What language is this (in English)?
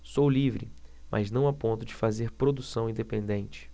Portuguese